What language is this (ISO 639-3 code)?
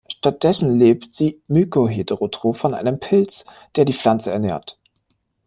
deu